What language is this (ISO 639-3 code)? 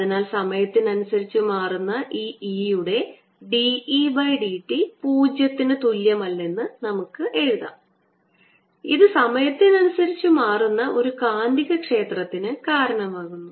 mal